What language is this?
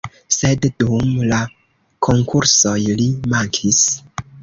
Esperanto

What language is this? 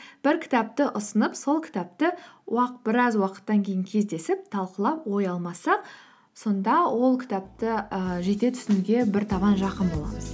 Kazakh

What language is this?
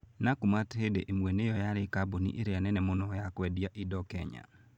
Kikuyu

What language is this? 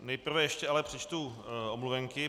Czech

